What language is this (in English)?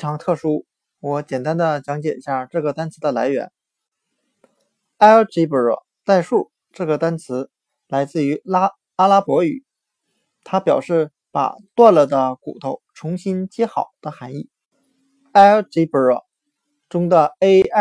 Chinese